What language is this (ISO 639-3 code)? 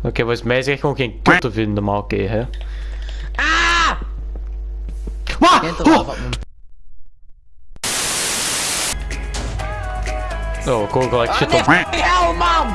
nld